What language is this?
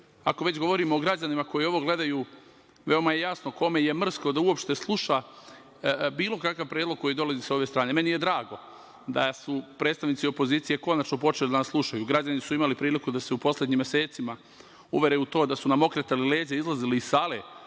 Serbian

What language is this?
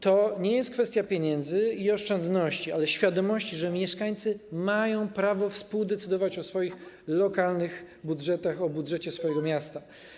Polish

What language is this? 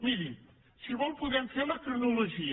Catalan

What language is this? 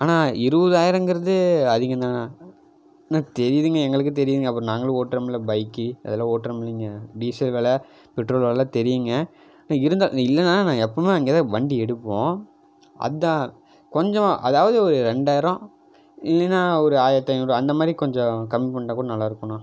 Tamil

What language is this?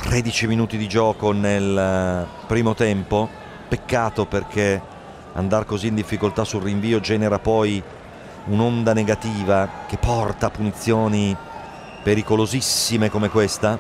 Italian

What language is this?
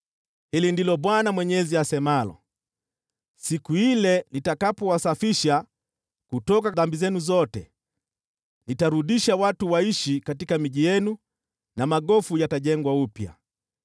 Swahili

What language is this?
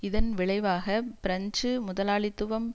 Tamil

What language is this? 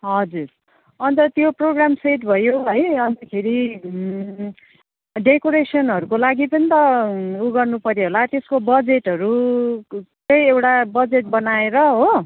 Nepali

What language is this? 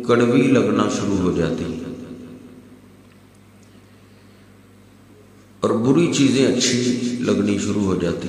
Arabic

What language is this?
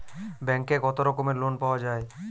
Bangla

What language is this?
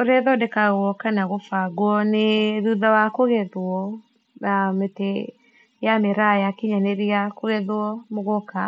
Kikuyu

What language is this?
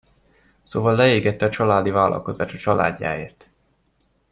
Hungarian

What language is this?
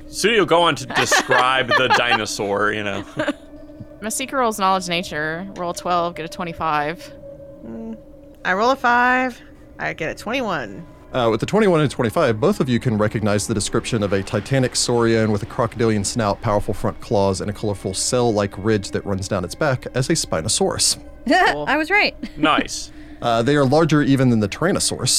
English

